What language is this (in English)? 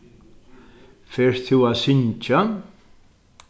Faroese